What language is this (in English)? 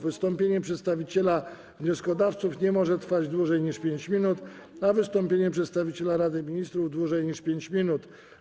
Polish